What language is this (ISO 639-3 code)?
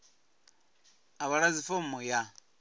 ven